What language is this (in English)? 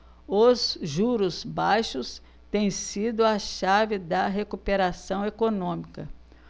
Portuguese